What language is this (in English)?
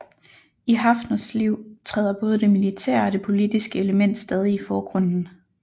Danish